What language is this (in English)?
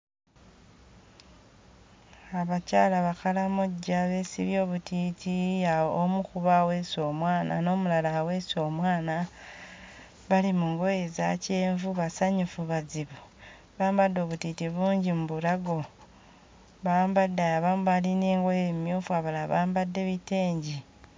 Ganda